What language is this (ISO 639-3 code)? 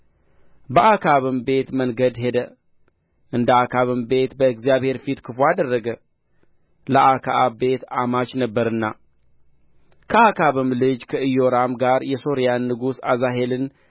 amh